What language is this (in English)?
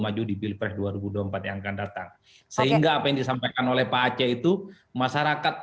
Indonesian